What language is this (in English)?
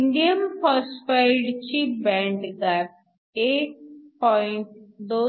Marathi